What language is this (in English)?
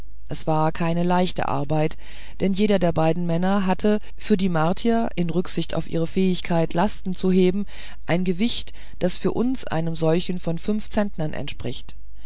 German